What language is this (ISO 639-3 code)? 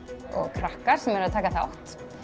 isl